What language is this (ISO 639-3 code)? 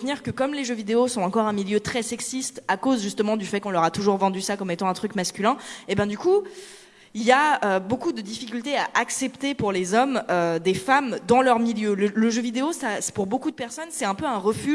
fra